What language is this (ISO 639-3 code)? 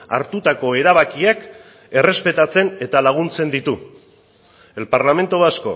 eus